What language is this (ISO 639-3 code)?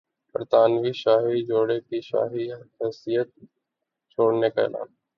urd